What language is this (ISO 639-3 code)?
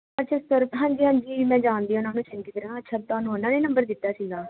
pan